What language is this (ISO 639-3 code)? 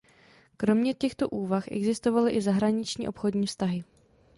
ces